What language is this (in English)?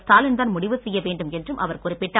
Tamil